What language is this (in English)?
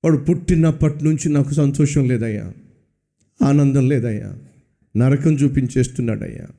Telugu